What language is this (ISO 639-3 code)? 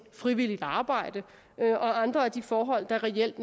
dan